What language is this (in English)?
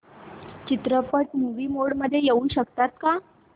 Marathi